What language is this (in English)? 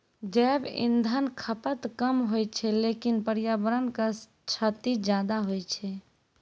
Maithili